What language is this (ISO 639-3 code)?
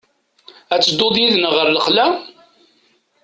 kab